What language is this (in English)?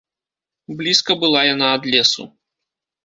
Belarusian